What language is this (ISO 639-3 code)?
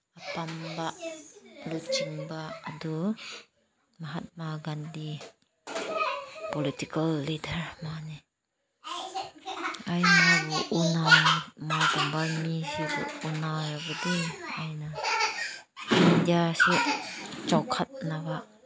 mni